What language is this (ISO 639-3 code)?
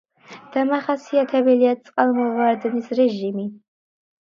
kat